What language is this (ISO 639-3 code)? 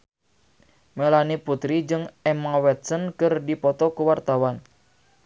sun